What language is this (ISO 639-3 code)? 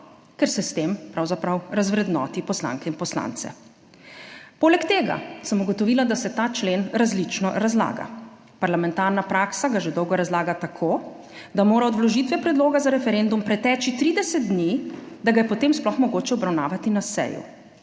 slv